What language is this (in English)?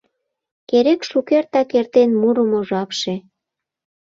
Mari